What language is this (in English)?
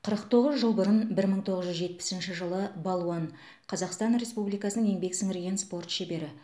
Kazakh